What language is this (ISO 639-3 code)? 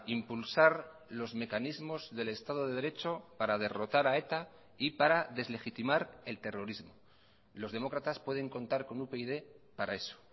spa